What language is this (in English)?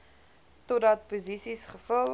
Afrikaans